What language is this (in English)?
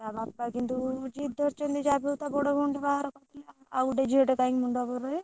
Odia